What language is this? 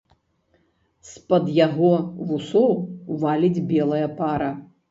Belarusian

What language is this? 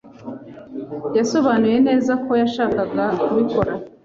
Kinyarwanda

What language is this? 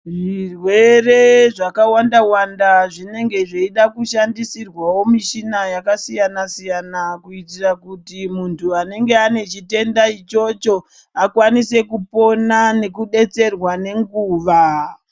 Ndau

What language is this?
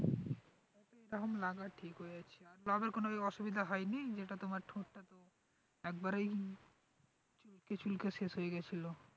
Bangla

